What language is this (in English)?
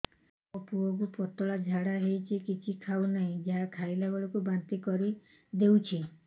Odia